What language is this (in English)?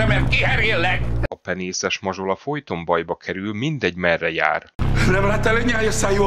Hungarian